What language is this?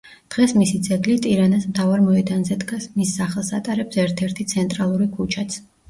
Georgian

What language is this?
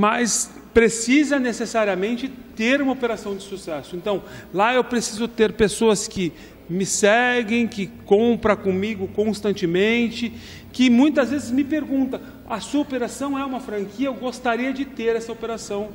Portuguese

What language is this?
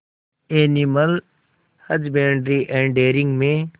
Hindi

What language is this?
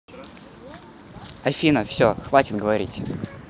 Russian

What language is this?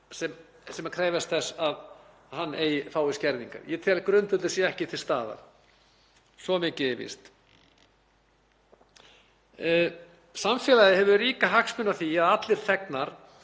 Icelandic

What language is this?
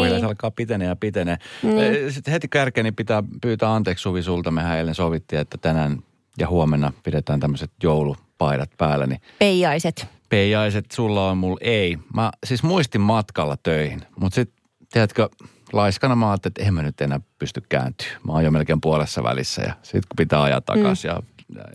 Finnish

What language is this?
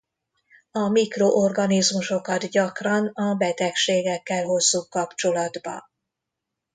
Hungarian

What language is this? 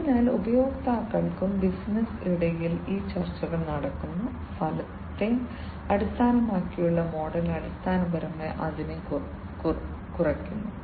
Malayalam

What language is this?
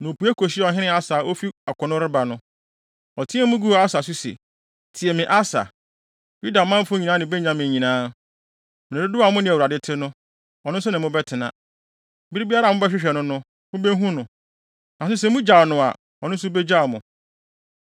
Akan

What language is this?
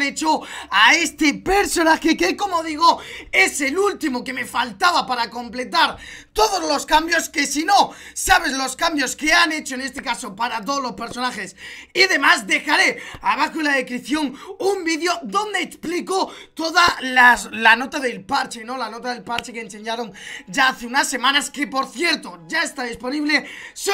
Spanish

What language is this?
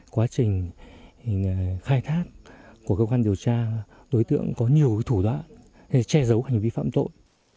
Vietnamese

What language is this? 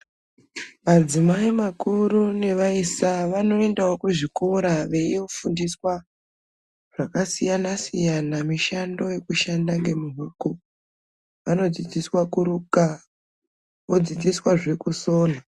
Ndau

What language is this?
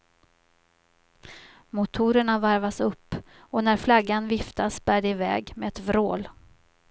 Swedish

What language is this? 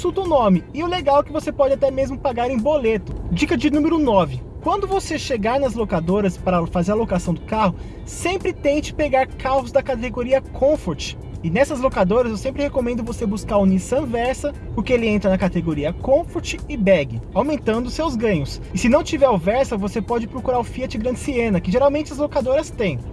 Portuguese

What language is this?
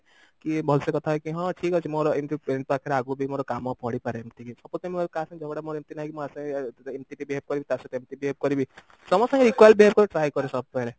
Odia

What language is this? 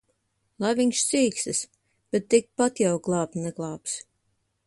Latvian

